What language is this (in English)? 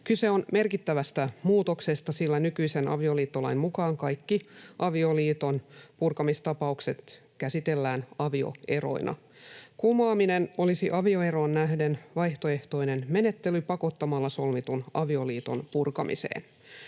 Finnish